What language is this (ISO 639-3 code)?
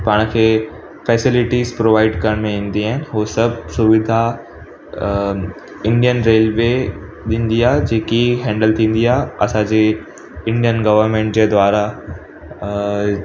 snd